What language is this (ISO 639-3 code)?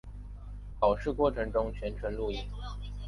zho